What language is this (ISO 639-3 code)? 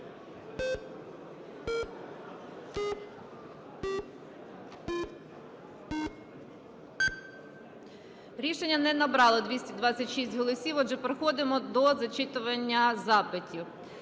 ukr